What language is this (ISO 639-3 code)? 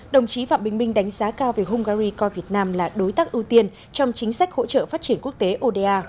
vie